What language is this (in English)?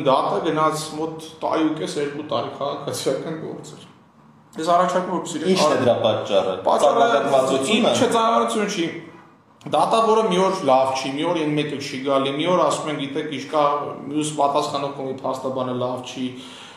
Turkish